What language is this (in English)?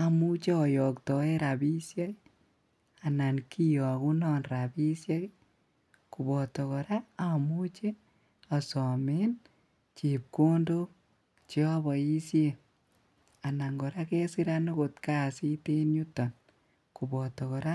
Kalenjin